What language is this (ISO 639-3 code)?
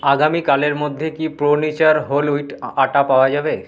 ben